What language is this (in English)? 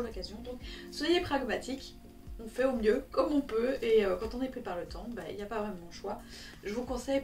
French